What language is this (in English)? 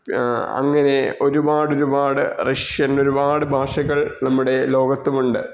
Malayalam